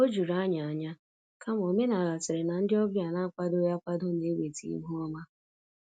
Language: Igbo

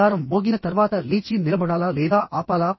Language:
Telugu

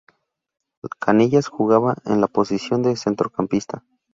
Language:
Spanish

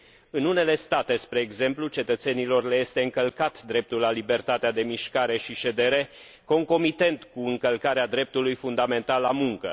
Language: Romanian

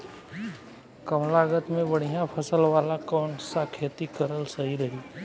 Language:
Bhojpuri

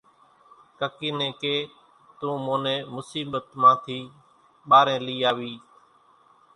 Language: Kachi Koli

